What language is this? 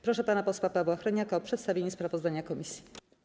Polish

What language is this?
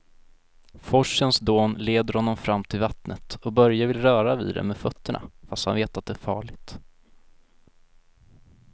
Swedish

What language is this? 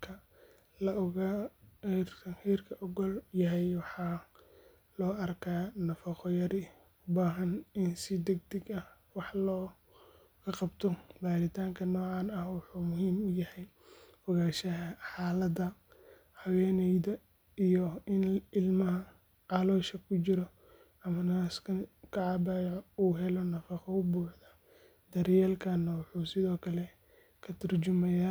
Somali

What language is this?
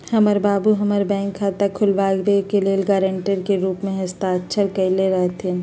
Magahi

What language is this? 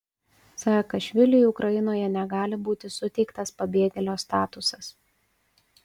Lithuanian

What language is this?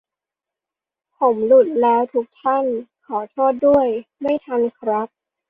Thai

